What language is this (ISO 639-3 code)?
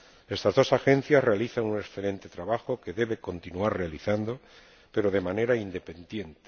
spa